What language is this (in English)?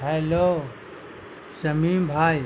Urdu